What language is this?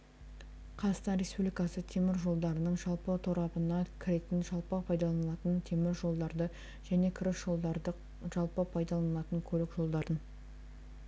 Kazakh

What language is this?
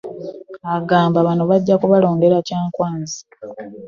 Ganda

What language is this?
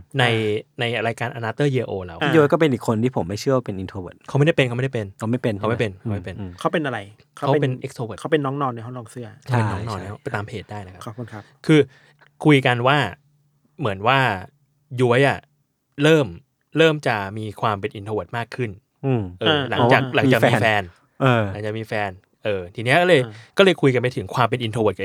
Thai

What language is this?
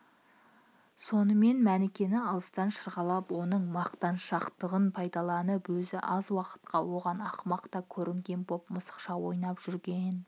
Kazakh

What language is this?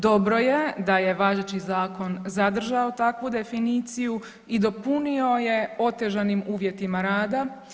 Croatian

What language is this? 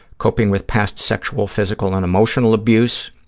English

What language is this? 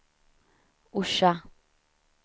Swedish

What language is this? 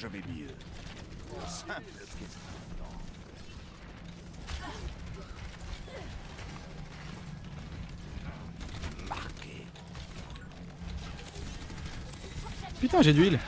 French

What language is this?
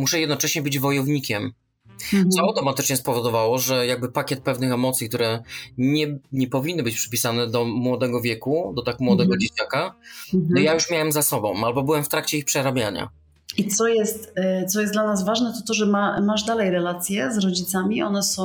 Polish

